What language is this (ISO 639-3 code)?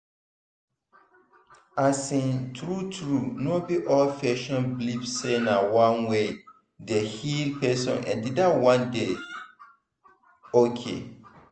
pcm